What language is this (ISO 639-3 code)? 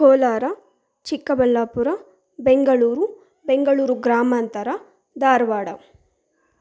kan